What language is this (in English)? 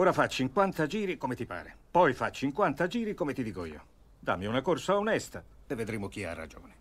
Italian